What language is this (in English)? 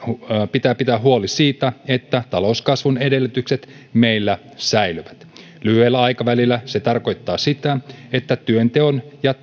Finnish